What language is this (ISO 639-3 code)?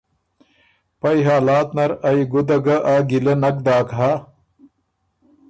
oru